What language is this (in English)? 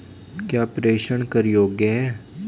Hindi